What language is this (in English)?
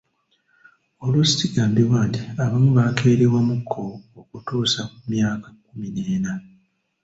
Ganda